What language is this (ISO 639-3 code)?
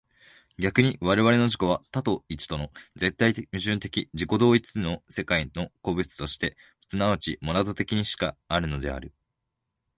jpn